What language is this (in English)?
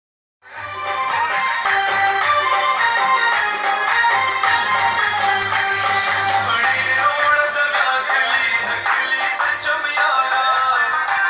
Greek